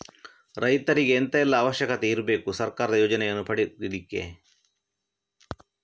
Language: Kannada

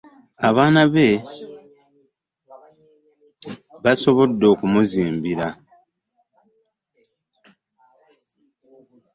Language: Ganda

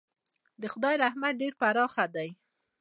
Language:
Pashto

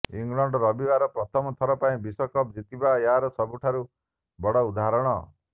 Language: Odia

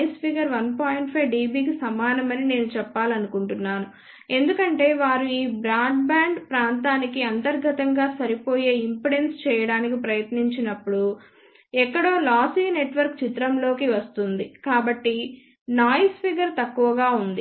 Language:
Telugu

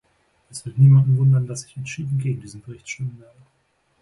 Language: German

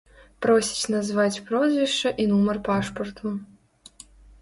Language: Belarusian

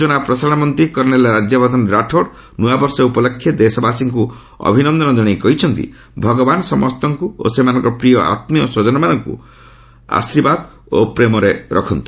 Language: Odia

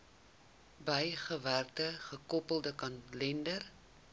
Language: Afrikaans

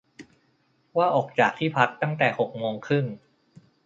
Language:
Thai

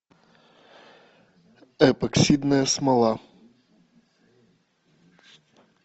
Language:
Russian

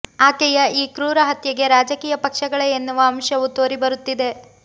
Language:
Kannada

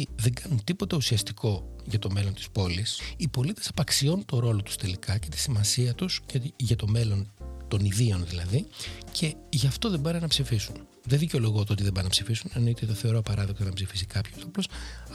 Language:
Greek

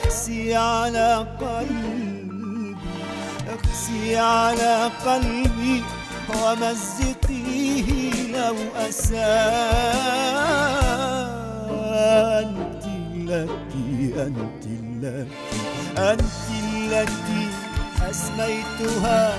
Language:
Arabic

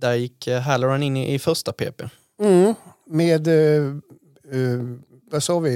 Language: Swedish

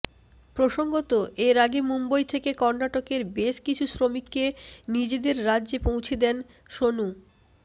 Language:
Bangla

